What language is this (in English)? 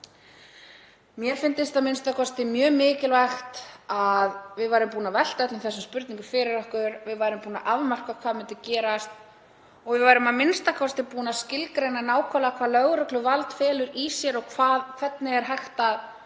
Icelandic